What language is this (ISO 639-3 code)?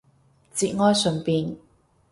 yue